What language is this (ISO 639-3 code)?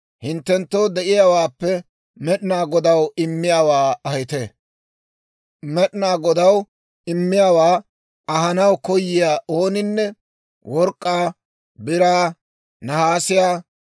dwr